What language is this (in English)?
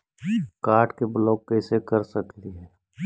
Magahi